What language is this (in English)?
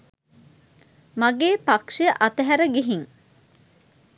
Sinhala